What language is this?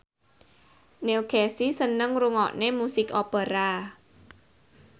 Javanese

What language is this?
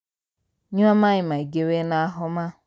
Kikuyu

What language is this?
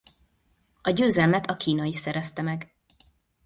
Hungarian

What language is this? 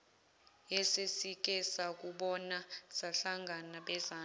Zulu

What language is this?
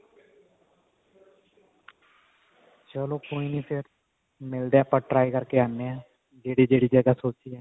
Punjabi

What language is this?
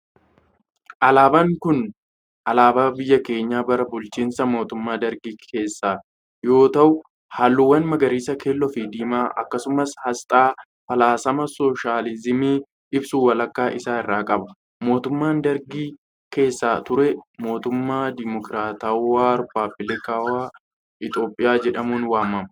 Oromo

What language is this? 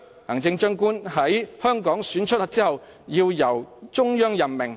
Cantonese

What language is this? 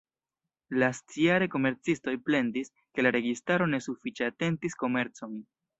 Esperanto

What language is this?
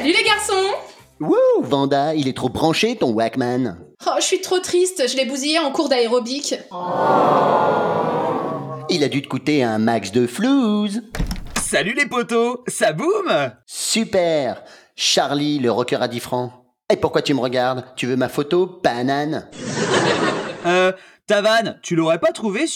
French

